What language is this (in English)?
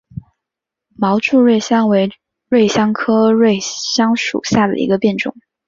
Chinese